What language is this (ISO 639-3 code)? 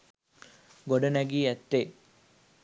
sin